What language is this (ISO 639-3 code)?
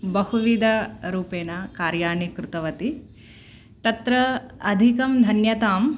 san